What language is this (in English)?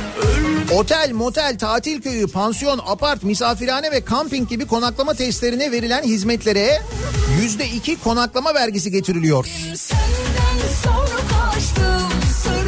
Turkish